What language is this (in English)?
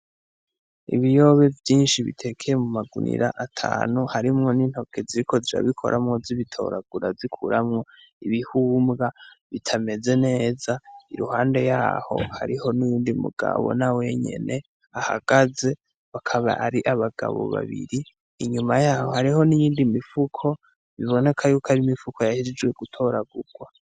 Rundi